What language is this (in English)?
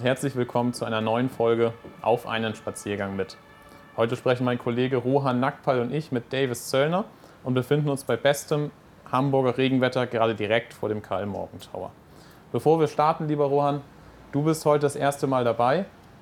German